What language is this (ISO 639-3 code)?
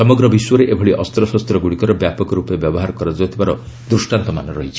ori